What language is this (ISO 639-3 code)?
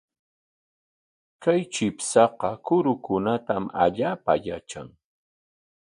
qwa